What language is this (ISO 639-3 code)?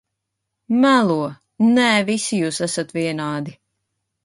lav